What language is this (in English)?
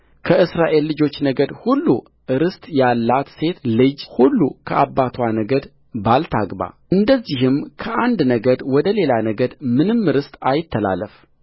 Amharic